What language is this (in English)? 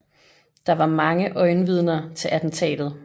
Danish